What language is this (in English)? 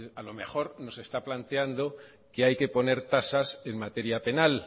Spanish